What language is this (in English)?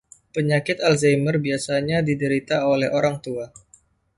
Indonesian